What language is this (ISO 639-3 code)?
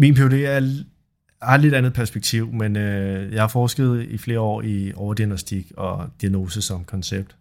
dan